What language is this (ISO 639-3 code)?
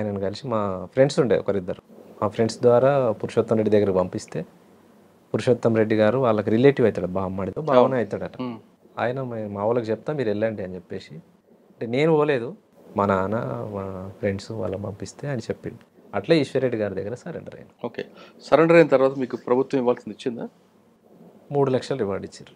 tel